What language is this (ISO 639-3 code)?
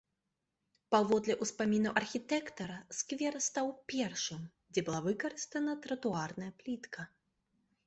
bel